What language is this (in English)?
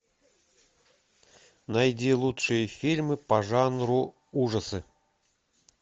Russian